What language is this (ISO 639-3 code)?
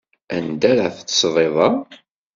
kab